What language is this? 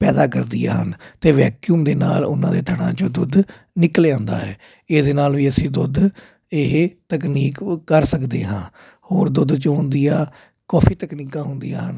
Punjabi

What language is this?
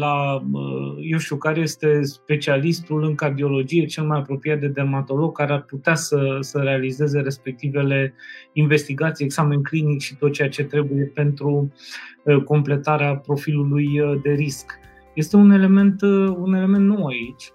Romanian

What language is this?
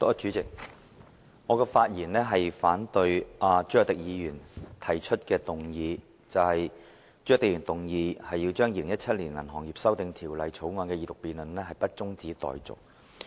Cantonese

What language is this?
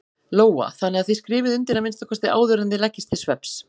Icelandic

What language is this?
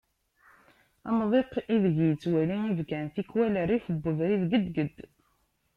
Kabyle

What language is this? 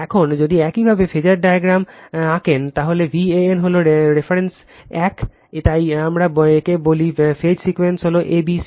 Bangla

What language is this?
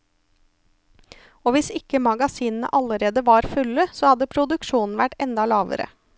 Norwegian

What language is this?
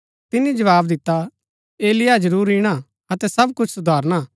Gaddi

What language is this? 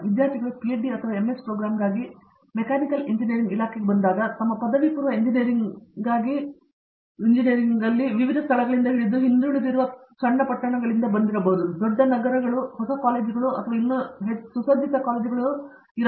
Kannada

